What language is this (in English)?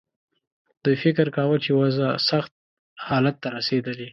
Pashto